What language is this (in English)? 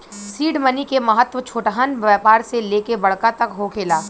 Bhojpuri